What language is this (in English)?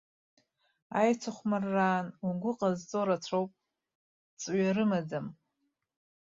Abkhazian